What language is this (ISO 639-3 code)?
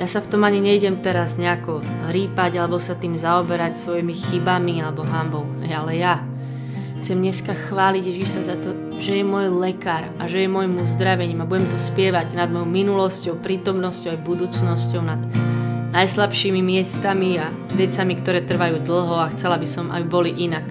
slk